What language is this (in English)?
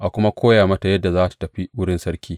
Hausa